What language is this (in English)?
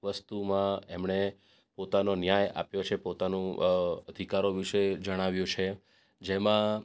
Gujarati